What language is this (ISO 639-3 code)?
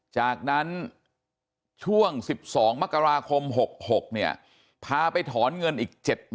tha